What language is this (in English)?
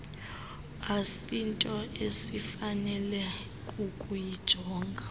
Xhosa